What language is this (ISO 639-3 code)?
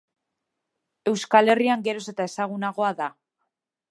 eus